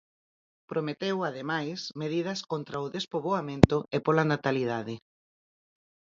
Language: Galician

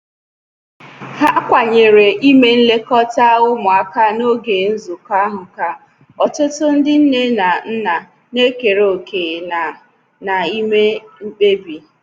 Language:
Igbo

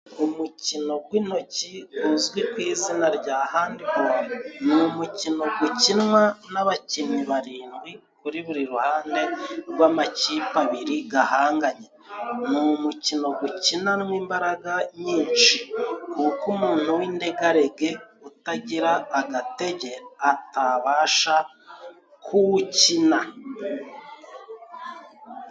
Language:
Kinyarwanda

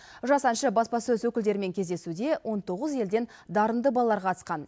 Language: Kazakh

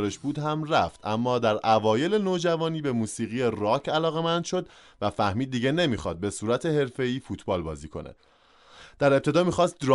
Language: Persian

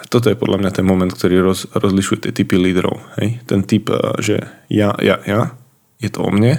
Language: Slovak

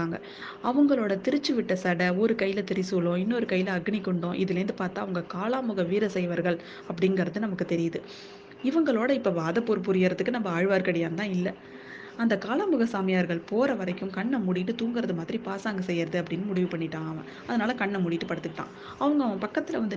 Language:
Tamil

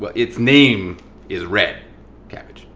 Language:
English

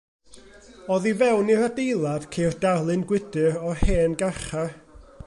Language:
Welsh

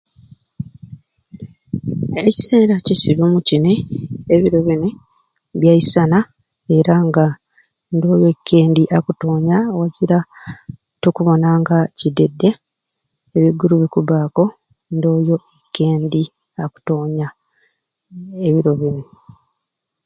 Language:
Ruuli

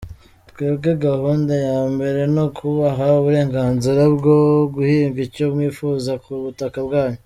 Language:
Kinyarwanda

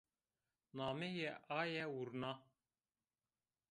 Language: Zaza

